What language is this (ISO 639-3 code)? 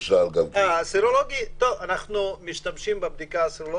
heb